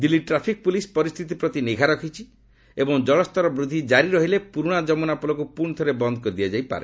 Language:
Odia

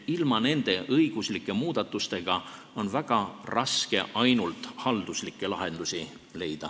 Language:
Estonian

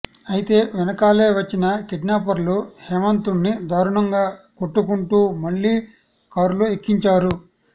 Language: Telugu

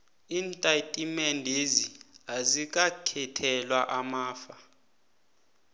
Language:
South Ndebele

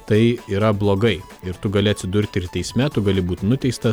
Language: Lithuanian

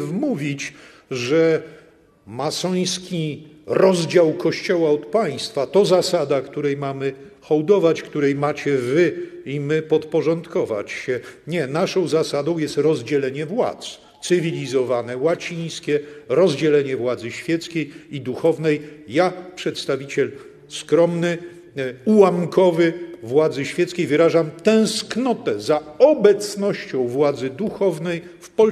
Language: Polish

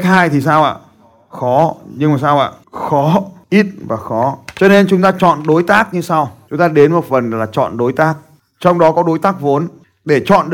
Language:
Vietnamese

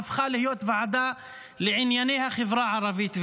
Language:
Hebrew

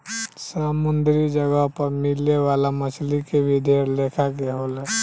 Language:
Bhojpuri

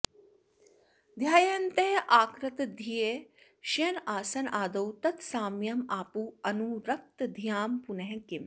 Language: Sanskrit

